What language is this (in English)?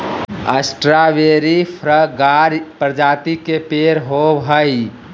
Magahi